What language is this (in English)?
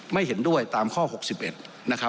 Thai